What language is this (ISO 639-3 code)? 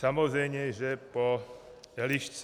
ces